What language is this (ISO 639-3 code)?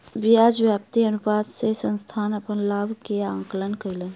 mai